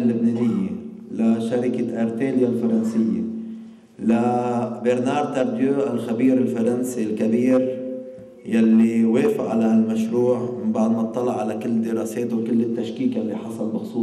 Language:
Arabic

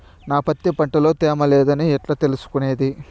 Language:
Telugu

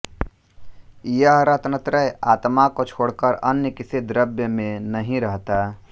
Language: Hindi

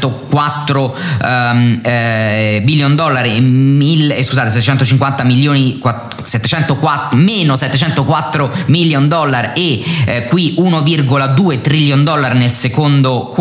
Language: Italian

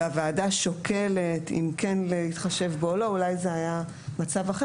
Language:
Hebrew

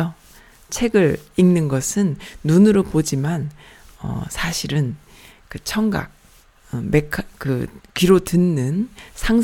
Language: Korean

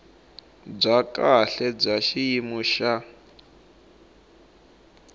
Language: Tsonga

